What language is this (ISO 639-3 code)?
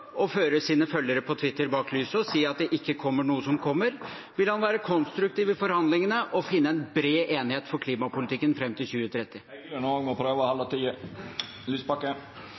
nor